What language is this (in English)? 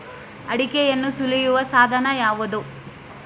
Kannada